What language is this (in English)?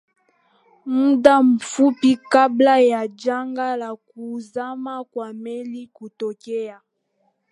Swahili